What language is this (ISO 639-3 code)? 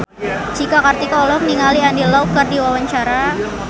sun